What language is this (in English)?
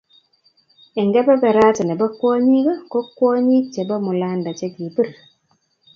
Kalenjin